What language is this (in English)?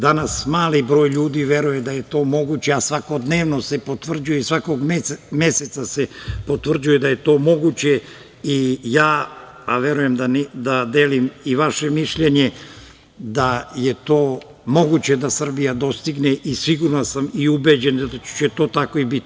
Serbian